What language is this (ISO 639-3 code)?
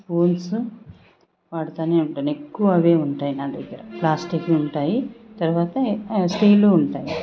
tel